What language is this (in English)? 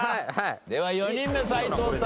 Japanese